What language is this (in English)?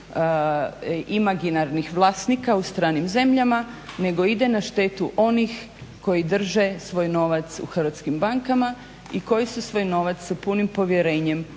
Croatian